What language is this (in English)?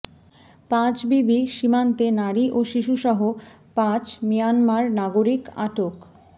Bangla